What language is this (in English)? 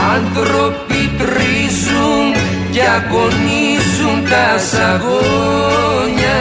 Greek